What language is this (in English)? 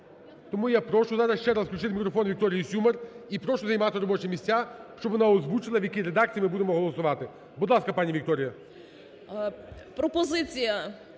Ukrainian